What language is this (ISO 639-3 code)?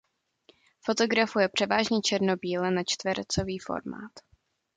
ces